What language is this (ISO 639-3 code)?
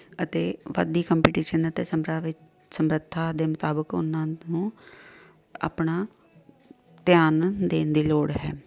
pan